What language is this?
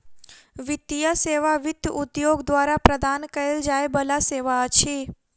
Maithili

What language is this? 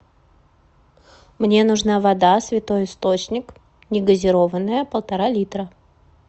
Russian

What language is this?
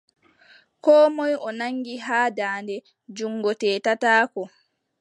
Adamawa Fulfulde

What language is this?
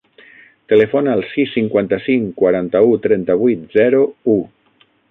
Catalan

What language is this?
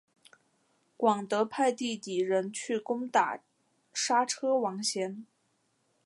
Chinese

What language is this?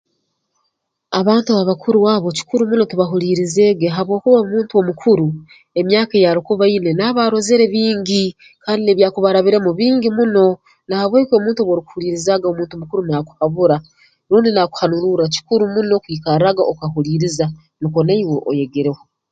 Tooro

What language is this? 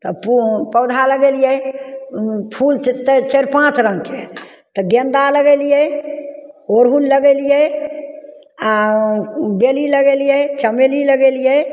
Maithili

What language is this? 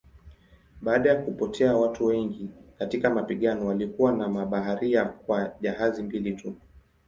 Swahili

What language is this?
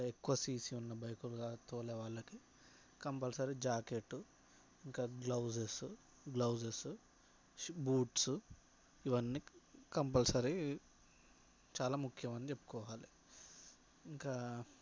Telugu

